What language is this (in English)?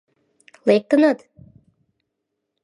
Mari